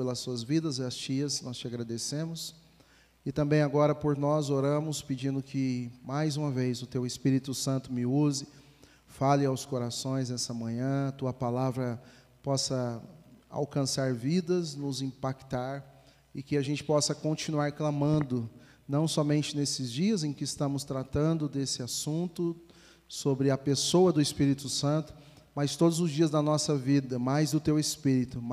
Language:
Portuguese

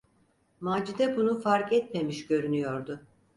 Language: Turkish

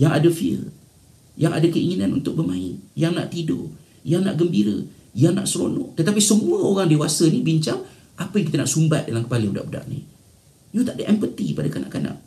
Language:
Malay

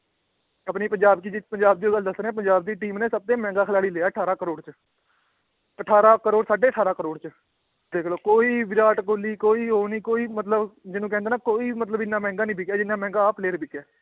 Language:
Punjabi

